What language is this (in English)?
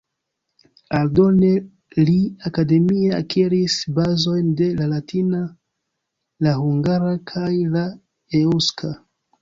Esperanto